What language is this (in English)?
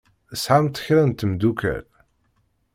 Kabyle